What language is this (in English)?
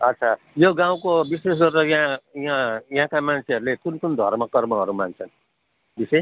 Nepali